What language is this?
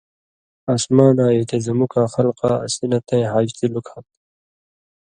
Indus Kohistani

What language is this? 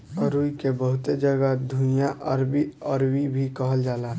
Bhojpuri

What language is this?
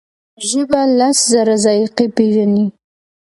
Pashto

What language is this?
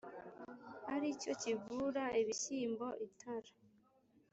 Kinyarwanda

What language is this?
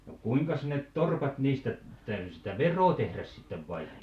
Finnish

